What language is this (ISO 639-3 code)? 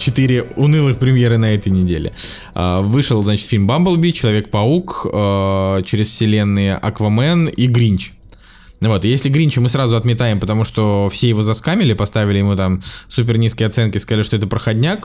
rus